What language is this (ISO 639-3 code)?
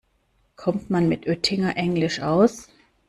deu